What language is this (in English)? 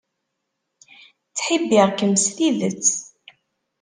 Kabyle